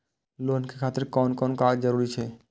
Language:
Maithili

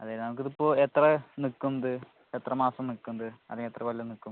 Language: Malayalam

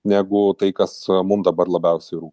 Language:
Lithuanian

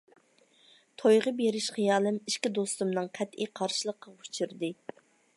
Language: Uyghur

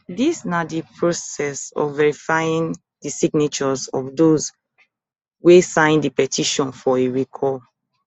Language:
Nigerian Pidgin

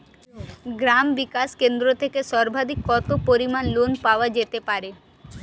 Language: Bangla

